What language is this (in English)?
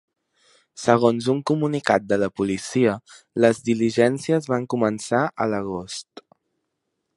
Catalan